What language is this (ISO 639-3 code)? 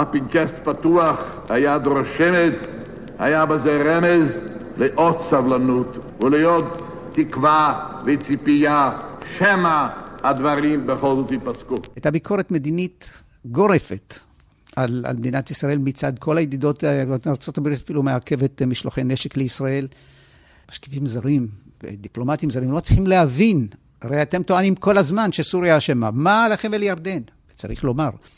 heb